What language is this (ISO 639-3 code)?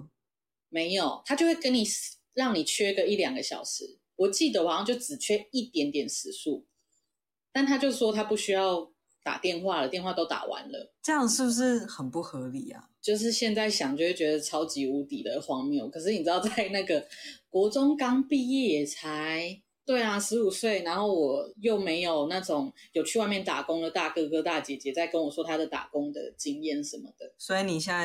zho